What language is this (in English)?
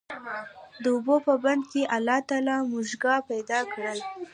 Pashto